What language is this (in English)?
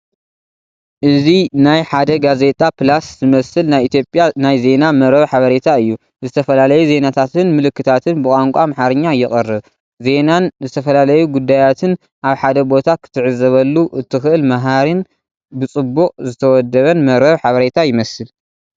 Tigrinya